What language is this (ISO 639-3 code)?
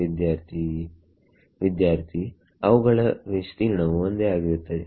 kan